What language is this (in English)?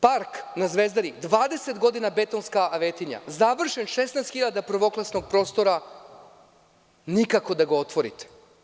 Serbian